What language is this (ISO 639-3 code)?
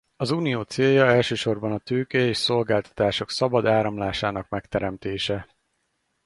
hun